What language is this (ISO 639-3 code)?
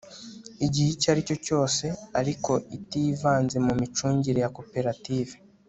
kin